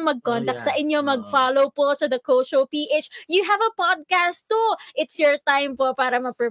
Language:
Filipino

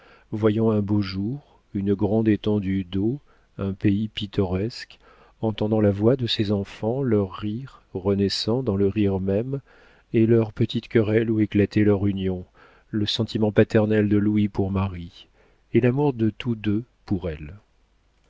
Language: French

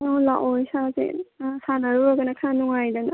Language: Manipuri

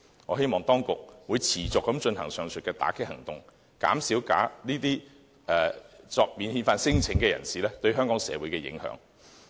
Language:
Cantonese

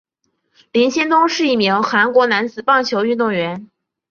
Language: Chinese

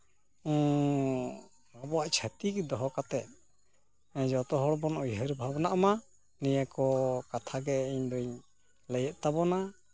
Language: Santali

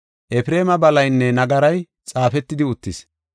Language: Gofa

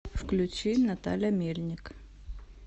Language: Russian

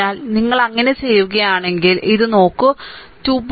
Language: Malayalam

